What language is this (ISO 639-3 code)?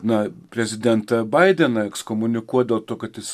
lit